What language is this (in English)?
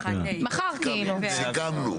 Hebrew